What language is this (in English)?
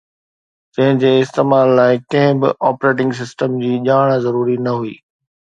Sindhi